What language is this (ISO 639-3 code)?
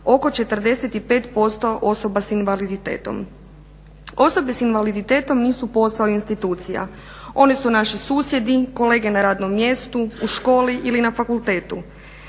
hrv